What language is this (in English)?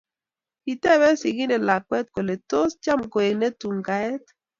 Kalenjin